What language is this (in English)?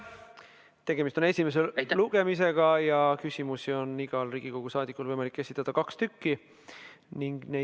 Estonian